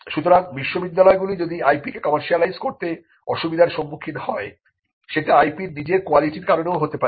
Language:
Bangla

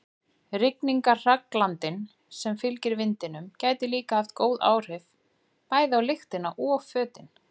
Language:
Icelandic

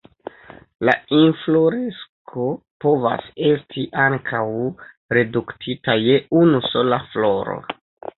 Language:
Esperanto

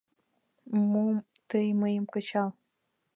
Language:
Mari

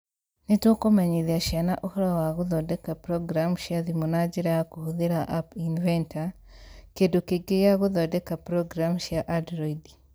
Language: Kikuyu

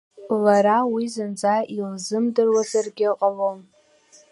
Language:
Abkhazian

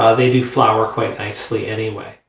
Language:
English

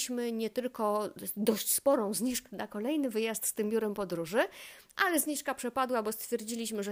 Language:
Polish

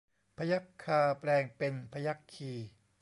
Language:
Thai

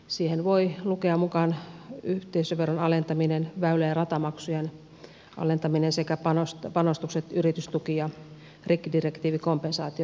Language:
Finnish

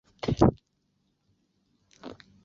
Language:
Chinese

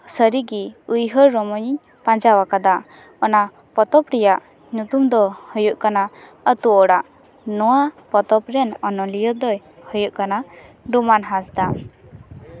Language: Santali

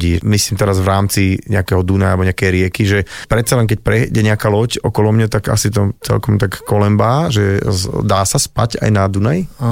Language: Slovak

